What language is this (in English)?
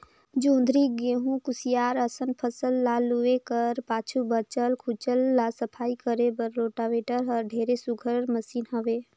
Chhattisgarhi